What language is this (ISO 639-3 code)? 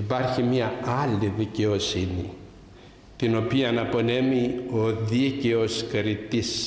ell